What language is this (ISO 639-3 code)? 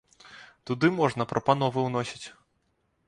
bel